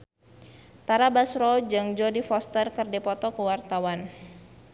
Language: Sundanese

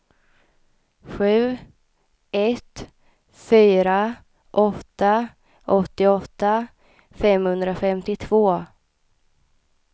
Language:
Swedish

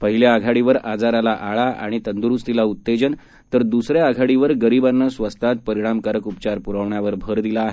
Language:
Marathi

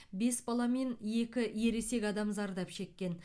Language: Kazakh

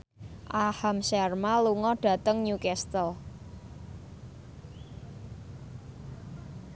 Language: Javanese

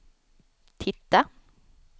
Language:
Swedish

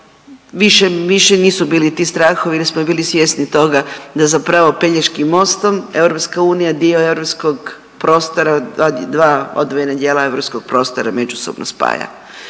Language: Croatian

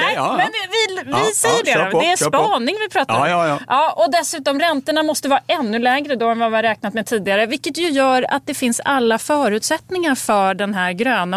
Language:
Swedish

